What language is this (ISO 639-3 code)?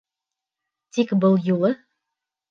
bak